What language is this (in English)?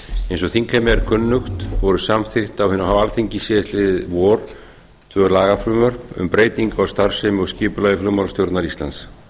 Icelandic